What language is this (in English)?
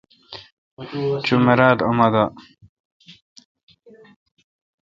Kalkoti